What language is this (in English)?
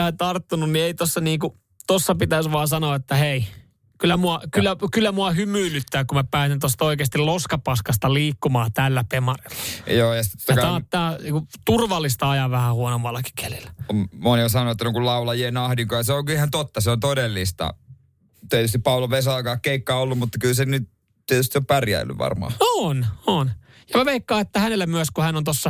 Finnish